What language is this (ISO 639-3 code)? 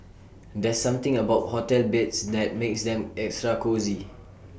eng